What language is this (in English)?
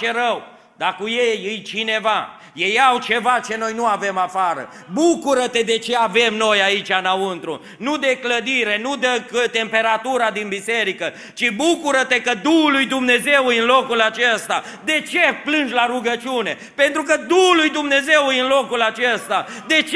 Romanian